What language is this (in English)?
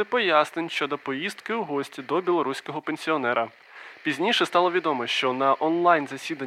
Ukrainian